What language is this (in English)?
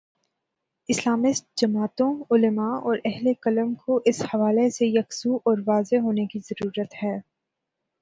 Urdu